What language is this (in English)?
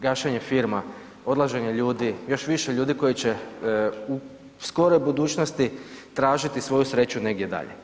Croatian